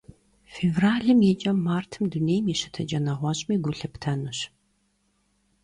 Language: Kabardian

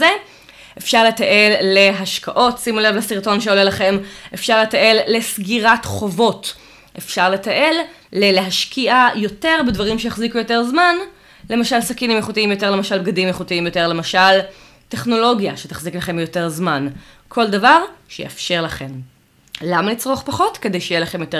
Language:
Hebrew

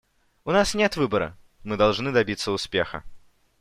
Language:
Russian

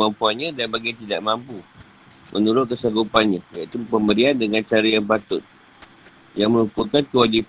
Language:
Malay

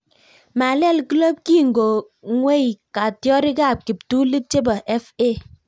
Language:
Kalenjin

